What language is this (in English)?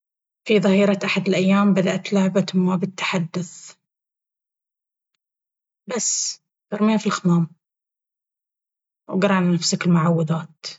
Baharna Arabic